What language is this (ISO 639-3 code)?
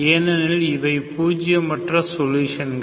tam